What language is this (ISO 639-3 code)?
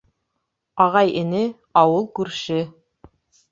bak